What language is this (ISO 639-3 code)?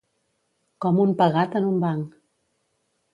cat